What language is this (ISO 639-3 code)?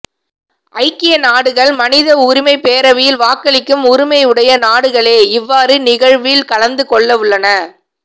tam